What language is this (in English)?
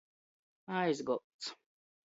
Latgalian